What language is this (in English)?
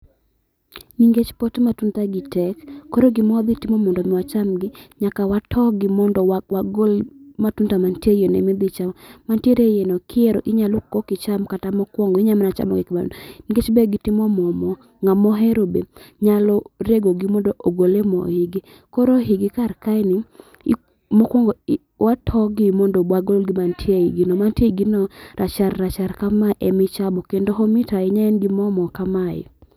Luo (Kenya and Tanzania)